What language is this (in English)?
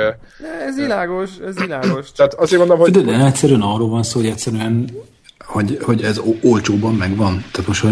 Hungarian